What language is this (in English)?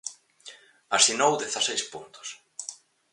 Galician